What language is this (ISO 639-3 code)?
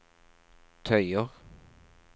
nor